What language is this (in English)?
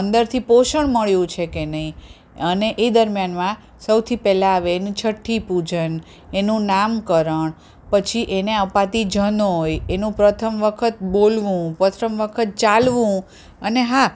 Gujarati